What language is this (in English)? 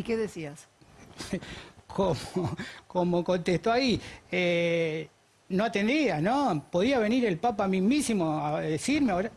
Spanish